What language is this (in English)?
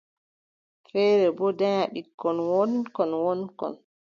Adamawa Fulfulde